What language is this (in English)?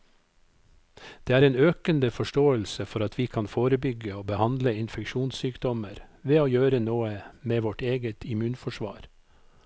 Norwegian